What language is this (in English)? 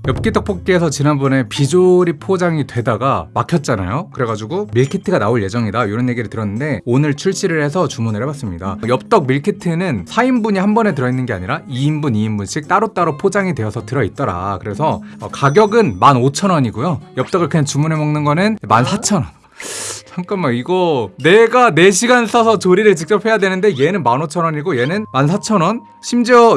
Korean